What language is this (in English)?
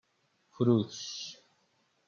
Persian